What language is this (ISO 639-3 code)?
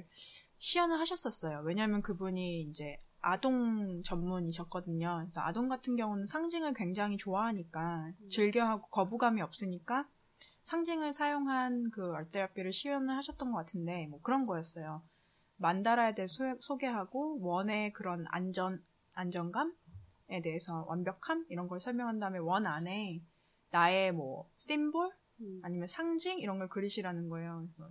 kor